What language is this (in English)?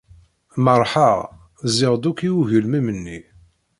Kabyle